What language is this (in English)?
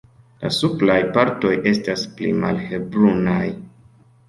Esperanto